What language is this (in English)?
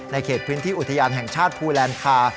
Thai